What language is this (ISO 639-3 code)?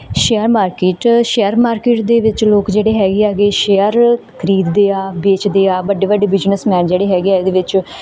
pan